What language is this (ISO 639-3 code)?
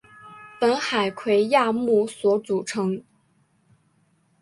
zho